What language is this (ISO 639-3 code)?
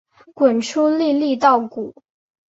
zho